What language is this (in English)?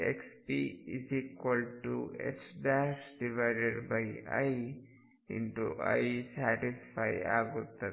Kannada